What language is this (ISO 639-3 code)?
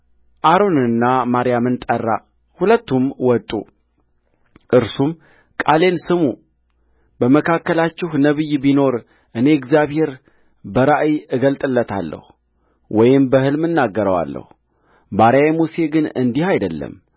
amh